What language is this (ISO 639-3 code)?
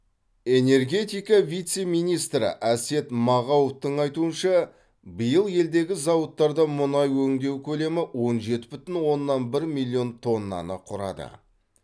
kaz